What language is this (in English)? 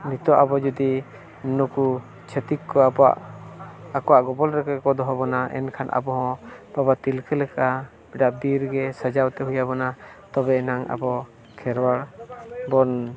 Santali